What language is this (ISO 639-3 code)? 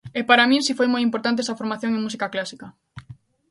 glg